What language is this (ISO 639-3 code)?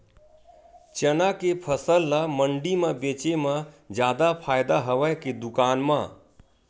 hne